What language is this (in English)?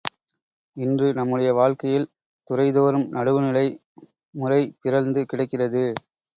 Tamil